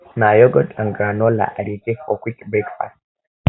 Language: Nigerian Pidgin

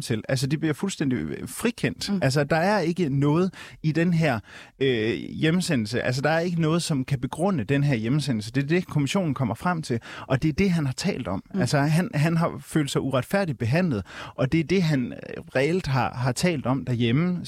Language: Danish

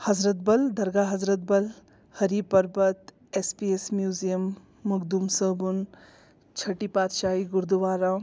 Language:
Kashmiri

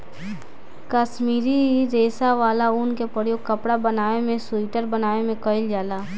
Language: Bhojpuri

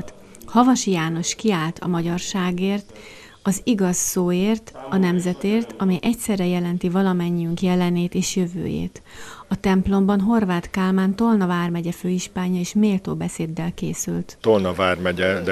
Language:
Hungarian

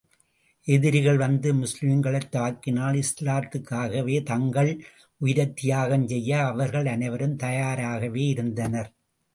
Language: Tamil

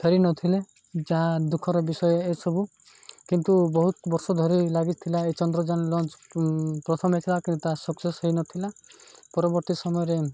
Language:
Odia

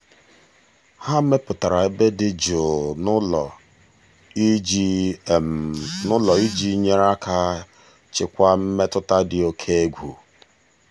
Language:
Igbo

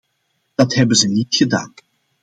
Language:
Dutch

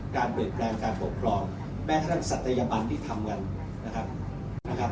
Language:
Thai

